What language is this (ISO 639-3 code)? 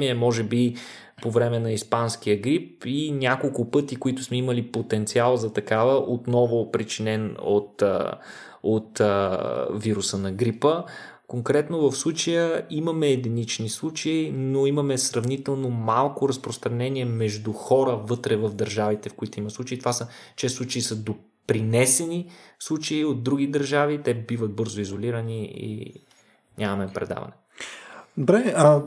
bul